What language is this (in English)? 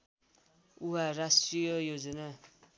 Nepali